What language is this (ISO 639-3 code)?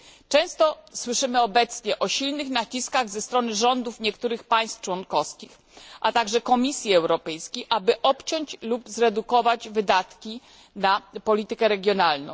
pol